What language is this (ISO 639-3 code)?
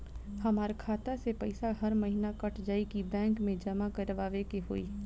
bho